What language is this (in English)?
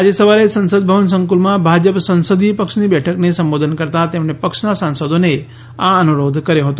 Gujarati